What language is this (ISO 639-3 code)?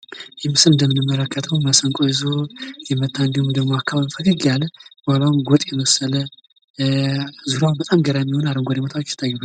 amh